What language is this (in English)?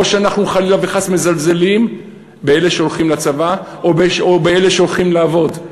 Hebrew